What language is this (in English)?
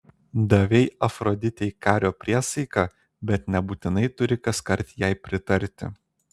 Lithuanian